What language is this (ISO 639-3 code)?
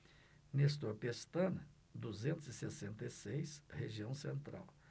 por